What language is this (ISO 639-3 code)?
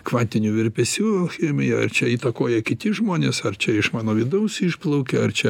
lit